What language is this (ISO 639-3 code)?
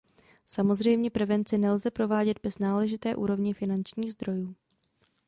ces